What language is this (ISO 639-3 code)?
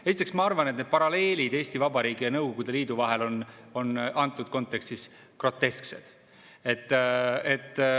est